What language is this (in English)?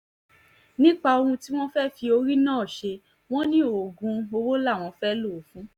Yoruba